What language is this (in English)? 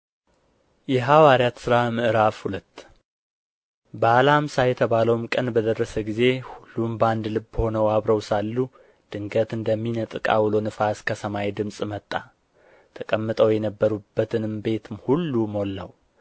Amharic